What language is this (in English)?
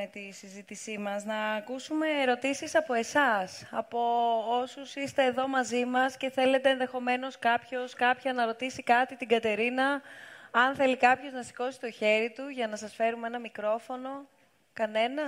Greek